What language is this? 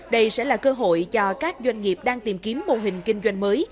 Vietnamese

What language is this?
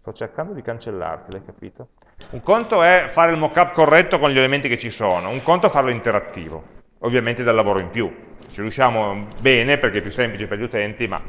Italian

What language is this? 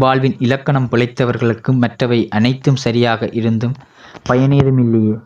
Tamil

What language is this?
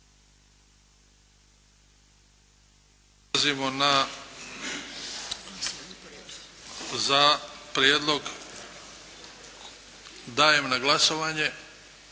Croatian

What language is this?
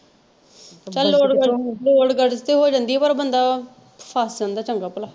Punjabi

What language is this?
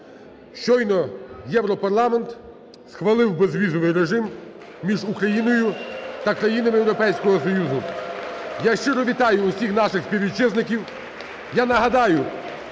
Ukrainian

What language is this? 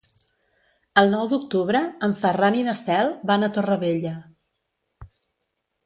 Catalan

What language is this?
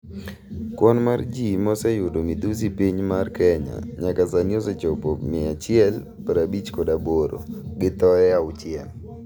Luo (Kenya and Tanzania)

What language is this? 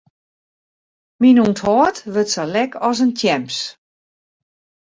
Western Frisian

